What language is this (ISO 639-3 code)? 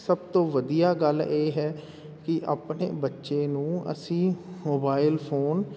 pan